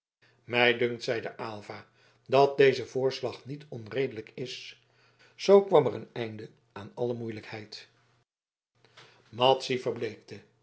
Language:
Dutch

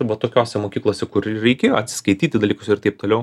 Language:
Lithuanian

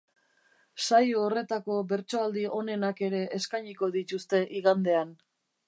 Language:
Basque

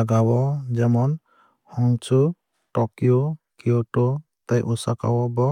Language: Kok Borok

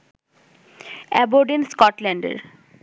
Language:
Bangla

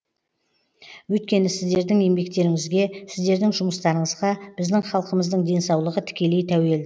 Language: Kazakh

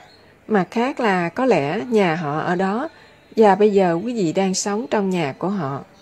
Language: Vietnamese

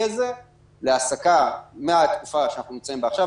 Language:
Hebrew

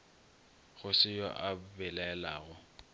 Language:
Northern Sotho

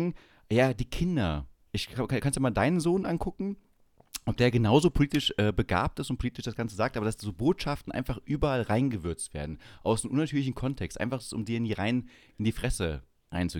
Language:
German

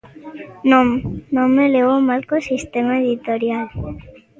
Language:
Galician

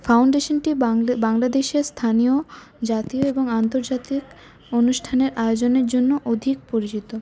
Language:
Bangla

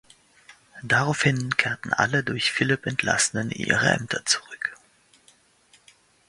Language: German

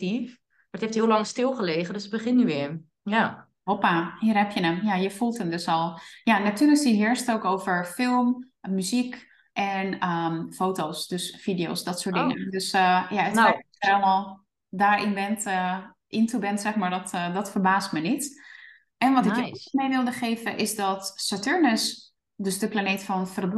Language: Dutch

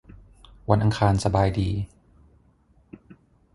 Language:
Thai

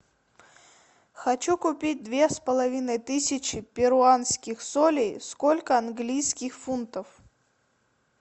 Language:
Russian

